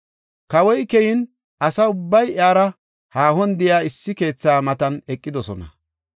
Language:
Gofa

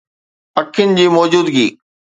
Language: Sindhi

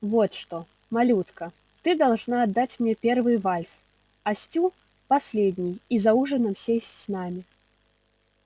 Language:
Russian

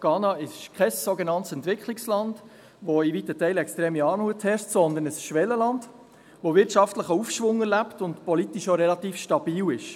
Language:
Swiss German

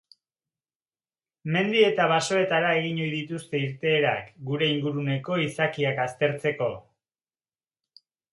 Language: Basque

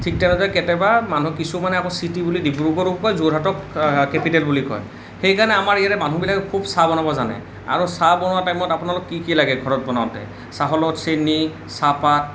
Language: Assamese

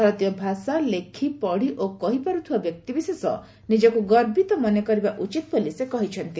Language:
Odia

